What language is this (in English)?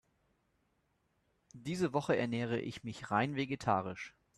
German